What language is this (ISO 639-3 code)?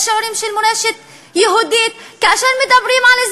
heb